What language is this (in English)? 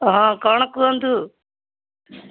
Odia